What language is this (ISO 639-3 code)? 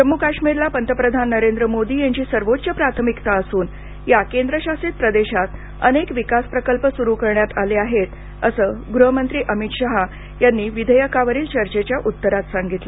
mar